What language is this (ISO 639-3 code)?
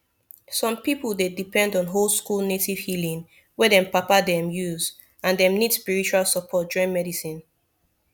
pcm